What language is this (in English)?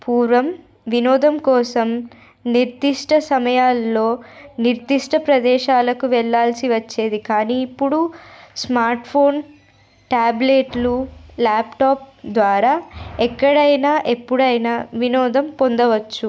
Telugu